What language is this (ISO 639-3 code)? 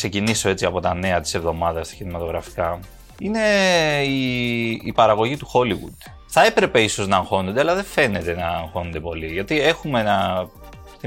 ell